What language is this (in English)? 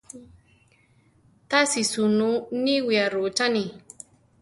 Central Tarahumara